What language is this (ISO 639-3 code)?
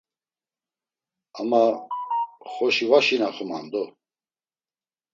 lzz